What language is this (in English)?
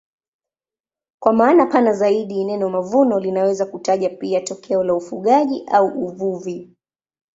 Swahili